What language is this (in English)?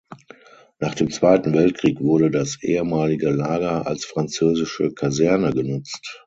German